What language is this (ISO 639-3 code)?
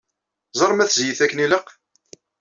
kab